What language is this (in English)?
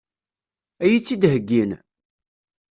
Kabyle